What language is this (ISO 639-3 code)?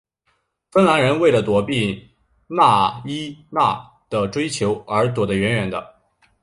zho